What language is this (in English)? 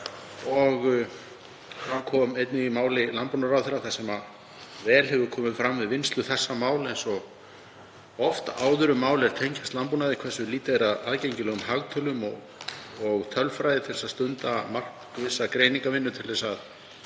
Icelandic